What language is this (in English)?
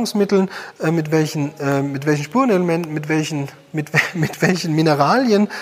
German